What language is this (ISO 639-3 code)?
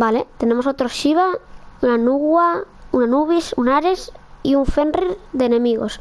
spa